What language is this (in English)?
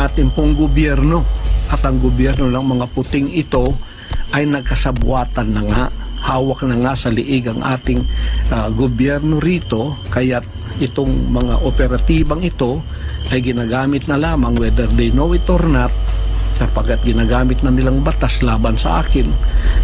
Filipino